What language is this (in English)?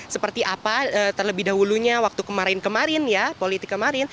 Indonesian